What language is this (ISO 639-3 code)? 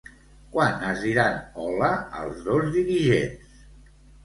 cat